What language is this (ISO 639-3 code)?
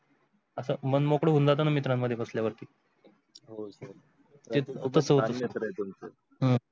mar